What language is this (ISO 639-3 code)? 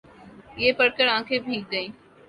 urd